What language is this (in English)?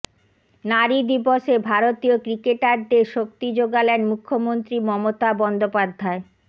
Bangla